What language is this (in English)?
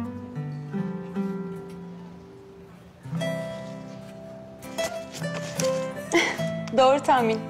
Turkish